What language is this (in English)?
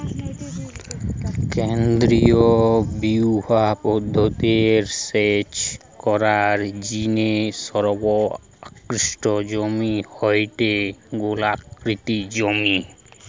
Bangla